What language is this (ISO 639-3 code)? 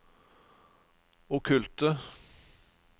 nor